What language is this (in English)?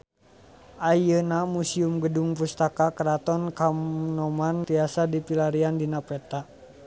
Sundanese